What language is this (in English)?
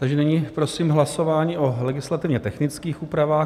Czech